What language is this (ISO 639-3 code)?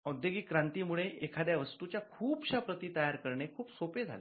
mar